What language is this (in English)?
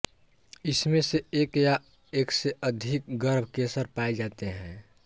Hindi